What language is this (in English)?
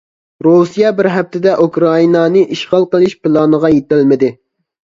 Uyghur